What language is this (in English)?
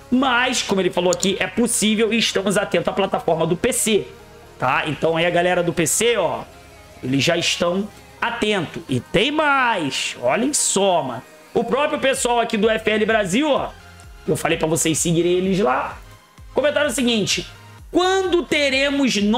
Portuguese